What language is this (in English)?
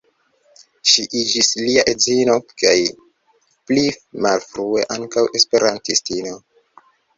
Esperanto